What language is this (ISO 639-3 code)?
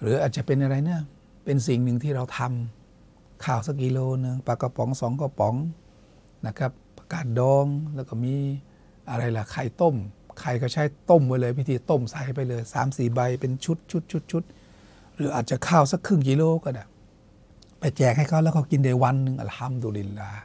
tha